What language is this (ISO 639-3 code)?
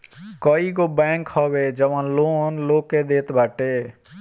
bho